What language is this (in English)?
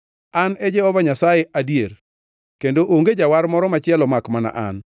Luo (Kenya and Tanzania)